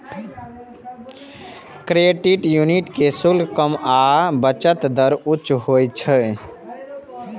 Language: Maithili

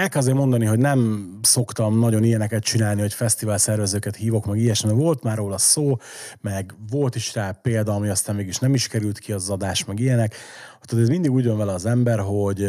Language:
Hungarian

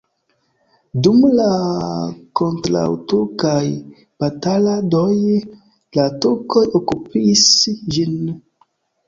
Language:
Esperanto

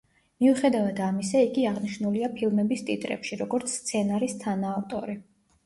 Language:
Georgian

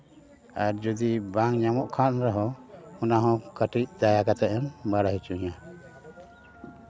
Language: Santali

